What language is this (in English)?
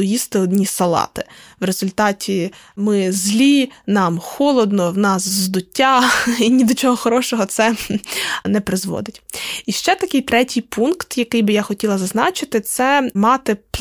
Ukrainian